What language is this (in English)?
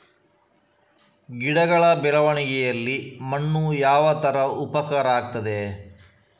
Kannada